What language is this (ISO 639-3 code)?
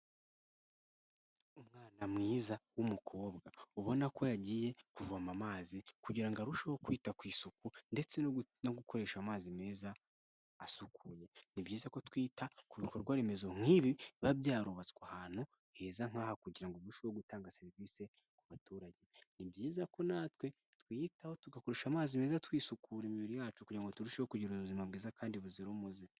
kin